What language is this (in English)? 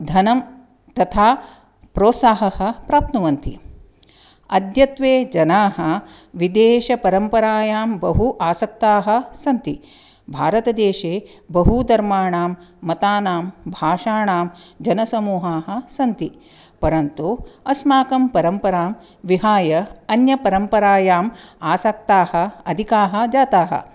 Sanskrit